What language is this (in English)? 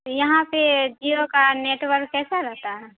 Urdu